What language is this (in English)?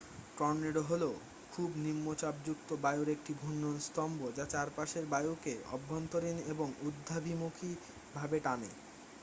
Bangla